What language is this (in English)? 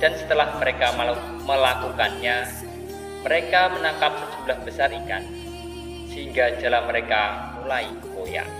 Indonesian